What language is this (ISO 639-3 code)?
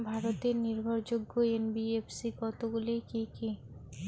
ben